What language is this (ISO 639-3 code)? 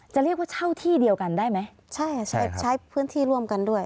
tha